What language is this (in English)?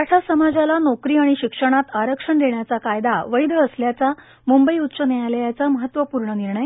Marathi